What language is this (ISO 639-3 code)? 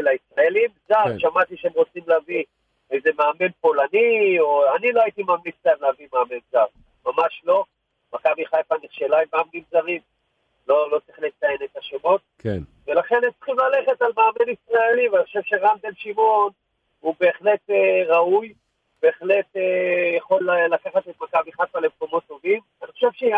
heb